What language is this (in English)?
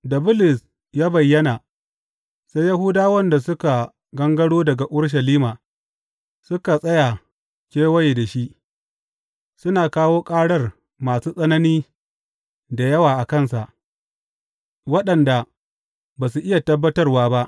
Hausa